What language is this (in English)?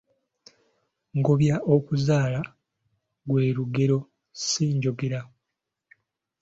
Ganda